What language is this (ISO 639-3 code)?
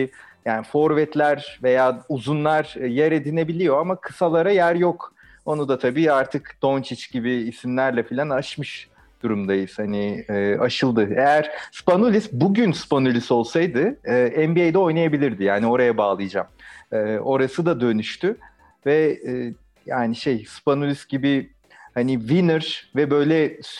tur